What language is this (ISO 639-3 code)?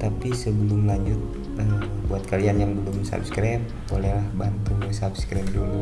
ind